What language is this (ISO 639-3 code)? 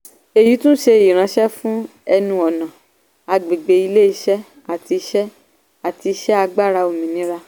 yor